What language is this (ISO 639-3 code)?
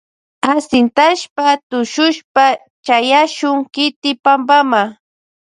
qvj